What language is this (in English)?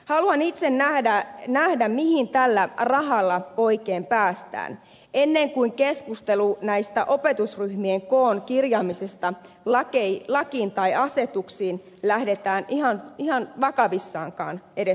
Finnish